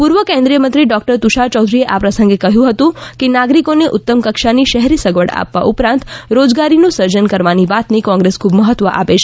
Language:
Gujarati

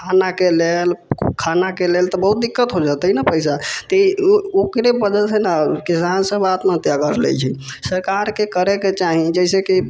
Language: Maithili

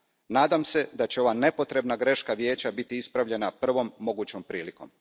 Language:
Croatian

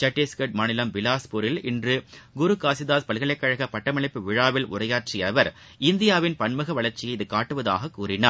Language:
Tamil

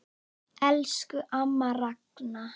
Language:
Icelandic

